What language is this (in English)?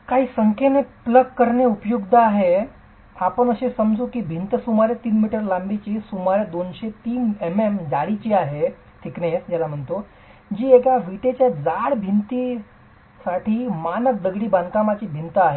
Marathi